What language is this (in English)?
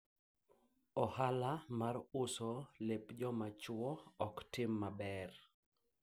Luo (Kenya and Tanzania)